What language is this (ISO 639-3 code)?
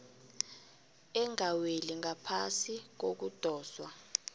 nbl